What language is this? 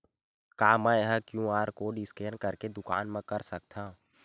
Chhattisgarhi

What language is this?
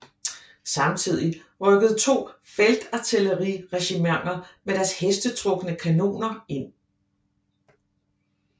Danish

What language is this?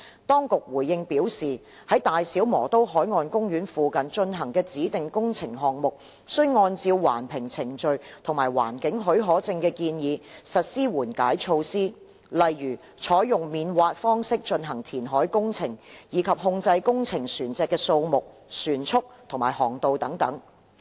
Cantonese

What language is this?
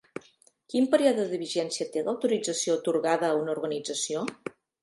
Catalan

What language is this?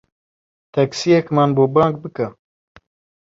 Central Kurdish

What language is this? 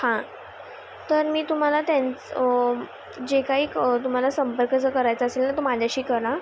Marathi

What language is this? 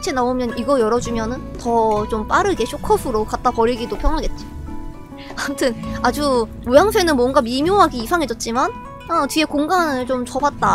Korean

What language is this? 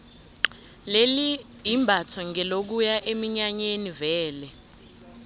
South Ndebele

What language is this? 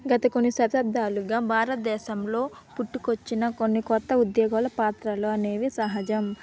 Telugu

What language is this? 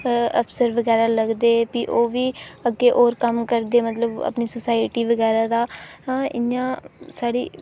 Dogri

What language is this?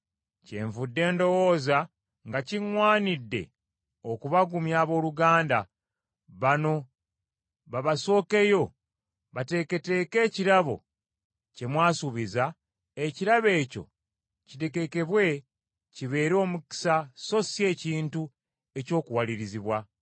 Ganda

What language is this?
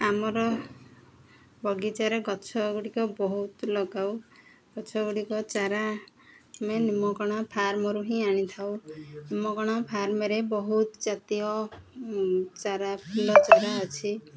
Odia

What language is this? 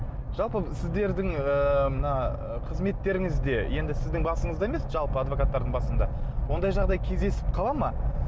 Kazakh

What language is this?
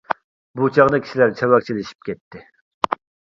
Uyghur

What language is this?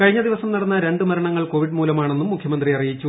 Malayalam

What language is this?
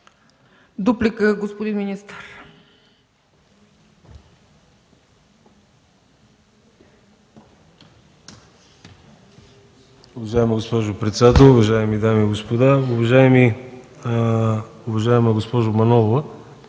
Bulgarian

